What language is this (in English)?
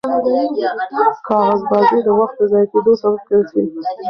Pashto